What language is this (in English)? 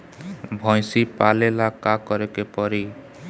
Bhojpuri